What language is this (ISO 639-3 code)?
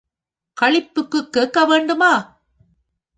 tam